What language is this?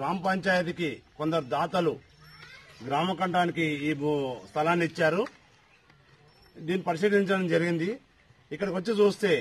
Romanian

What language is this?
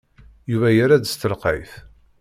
Kabyle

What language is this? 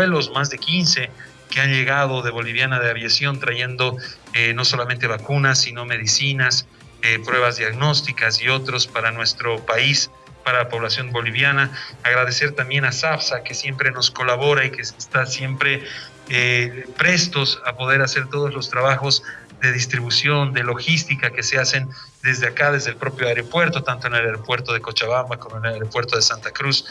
Spanish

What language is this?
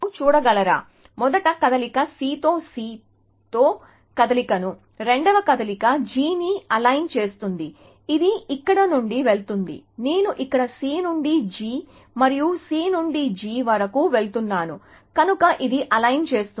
Telugu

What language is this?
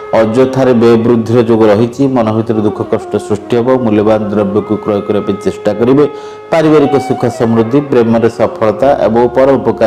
Indonesian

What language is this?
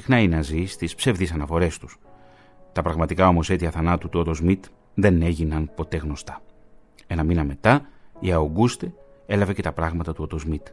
Greek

